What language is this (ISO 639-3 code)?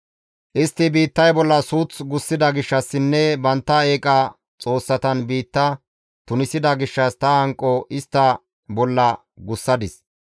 gmv